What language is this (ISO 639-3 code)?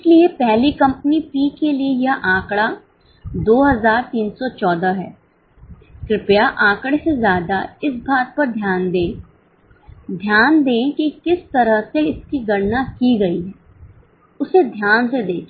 hin